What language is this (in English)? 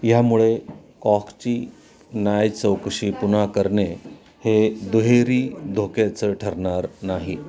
Marathi